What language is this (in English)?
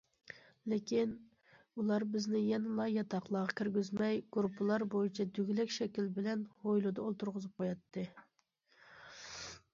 Uyghur